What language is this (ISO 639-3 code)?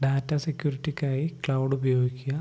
mal